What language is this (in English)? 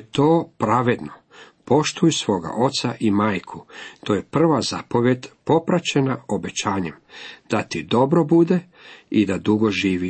Croatian